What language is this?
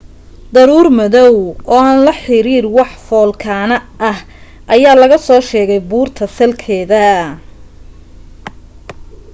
Somali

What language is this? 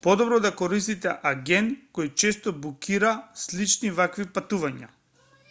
Macedonian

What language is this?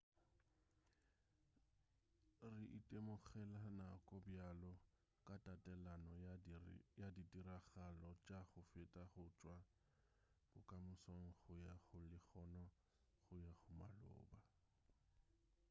Northern Sotho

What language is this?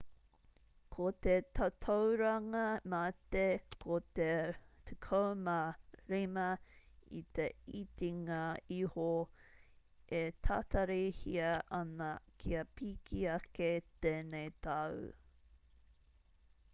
Māori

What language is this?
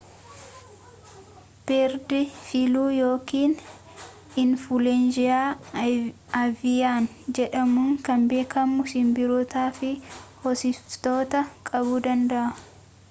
Oromo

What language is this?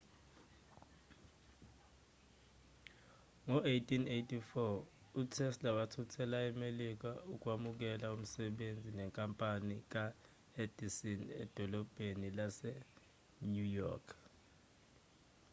Zulu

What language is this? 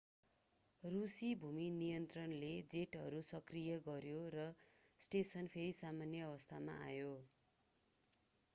Nepali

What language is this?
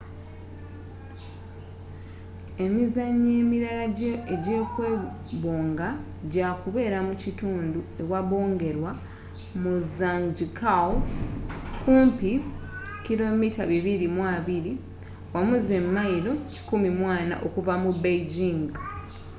Ganda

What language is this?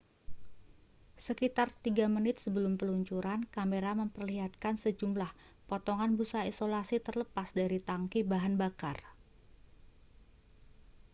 Indonesian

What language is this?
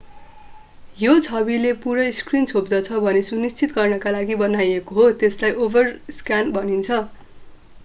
Nepali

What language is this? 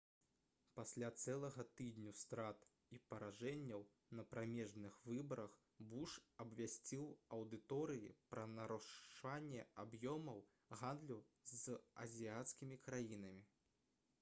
Belarusian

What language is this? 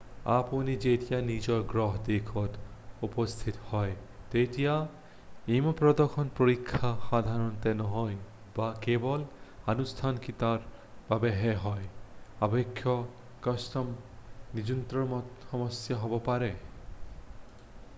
Assamese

